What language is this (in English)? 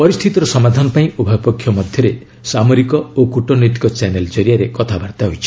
Odia